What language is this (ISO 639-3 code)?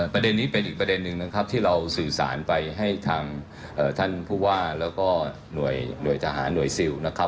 tha